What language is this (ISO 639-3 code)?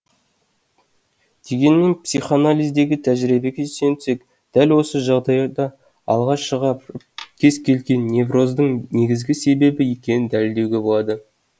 kaz